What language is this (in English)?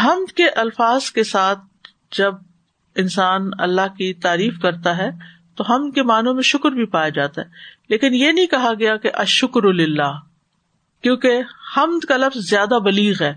Urdu